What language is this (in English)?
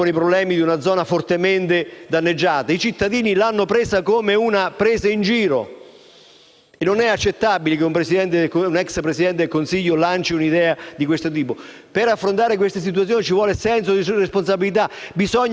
Italian